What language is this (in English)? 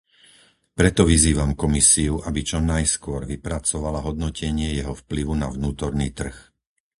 Slovak